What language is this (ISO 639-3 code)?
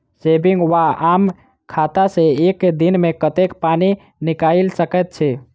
mai